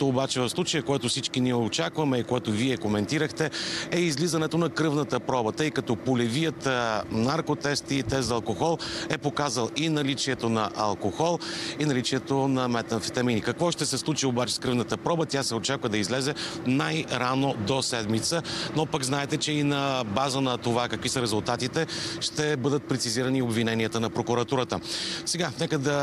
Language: Bulgarian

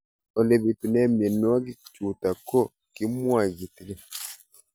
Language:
Kalenjin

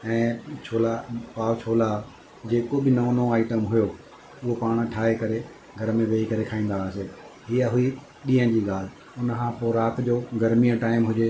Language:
Sindhi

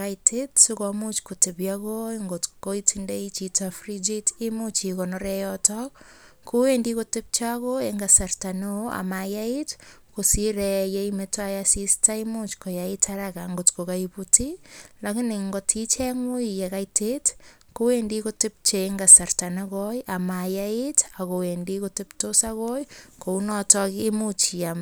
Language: Kalenjin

